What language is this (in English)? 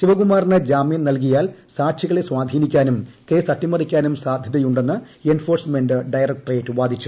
Malayalam